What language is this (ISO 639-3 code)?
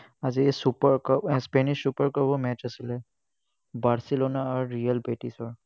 asm